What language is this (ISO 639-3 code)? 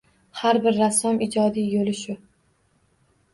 uzb